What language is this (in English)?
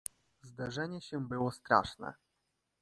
Polish